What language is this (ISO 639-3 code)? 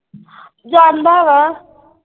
pan